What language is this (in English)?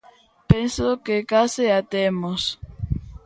Galician